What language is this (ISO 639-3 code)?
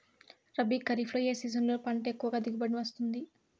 tel